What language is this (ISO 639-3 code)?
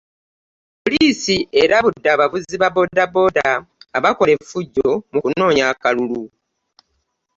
lug